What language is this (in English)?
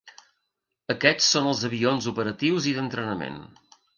Catalan